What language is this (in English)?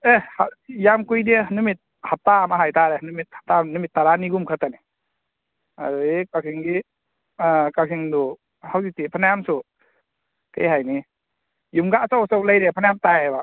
Manipuri